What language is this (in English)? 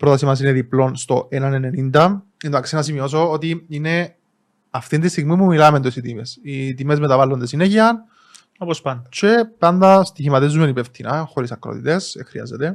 Greek